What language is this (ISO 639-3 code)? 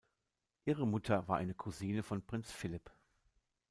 deu